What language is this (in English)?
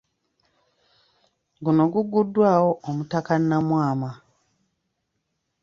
Ganda